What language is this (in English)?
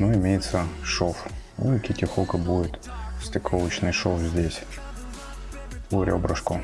Russian